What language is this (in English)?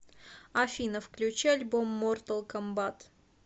Russian